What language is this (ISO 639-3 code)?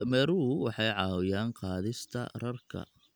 som